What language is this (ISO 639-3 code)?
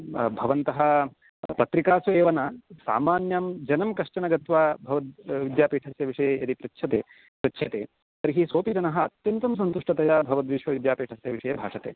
san